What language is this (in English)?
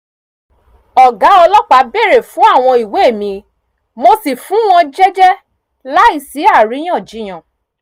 Yoruba